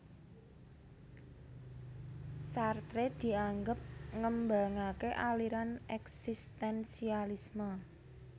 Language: Javanese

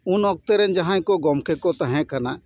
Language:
Santali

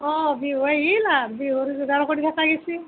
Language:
Assamese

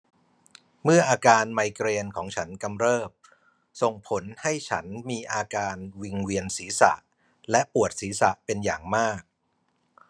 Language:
Thai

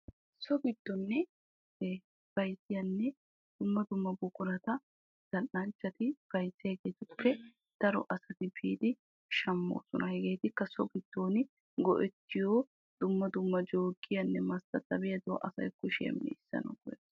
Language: Wolaytta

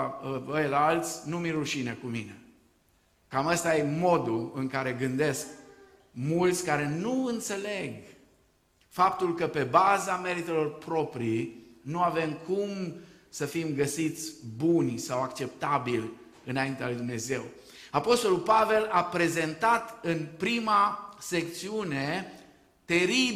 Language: Romanian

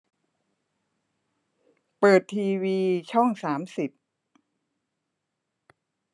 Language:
Thai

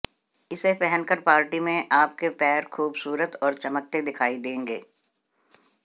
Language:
Hindi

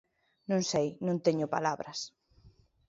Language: Galician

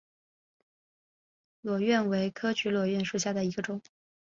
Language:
Chinese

